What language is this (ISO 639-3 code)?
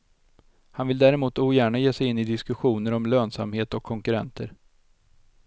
swe